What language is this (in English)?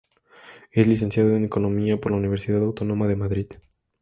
Spanish